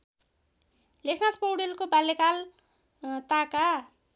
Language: Nepali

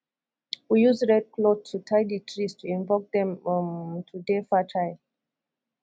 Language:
Nigerian Pidgin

